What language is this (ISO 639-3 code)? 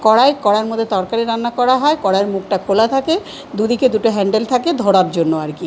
ben